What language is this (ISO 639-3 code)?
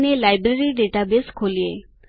guj